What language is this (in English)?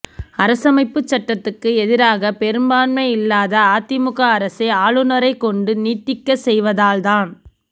Tamil